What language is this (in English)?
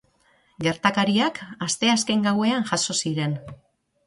Basque